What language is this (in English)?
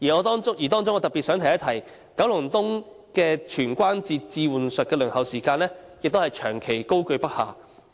Cantonese